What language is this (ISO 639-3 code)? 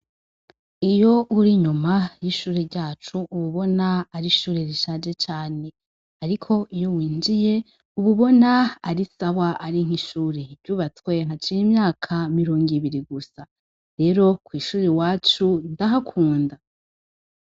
run